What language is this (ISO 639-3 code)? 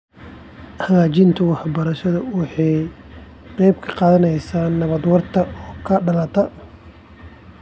som